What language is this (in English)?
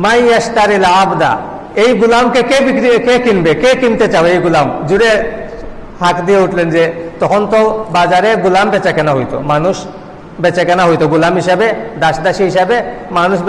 Indonesian